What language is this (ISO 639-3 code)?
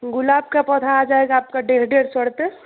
hin